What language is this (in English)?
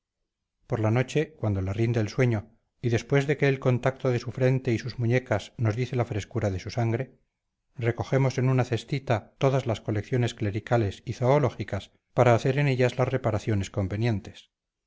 Spanish